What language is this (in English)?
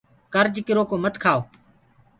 Gurgula